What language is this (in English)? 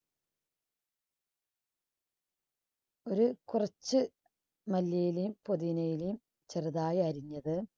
Malayalam